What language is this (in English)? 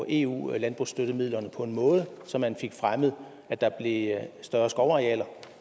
Danish